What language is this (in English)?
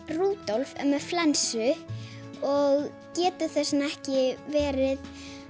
Icelandic